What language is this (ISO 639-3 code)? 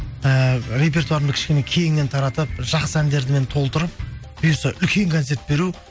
kaz